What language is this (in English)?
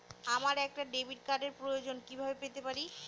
Bangla